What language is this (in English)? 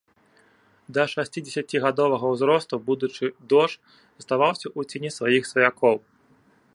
Belarusian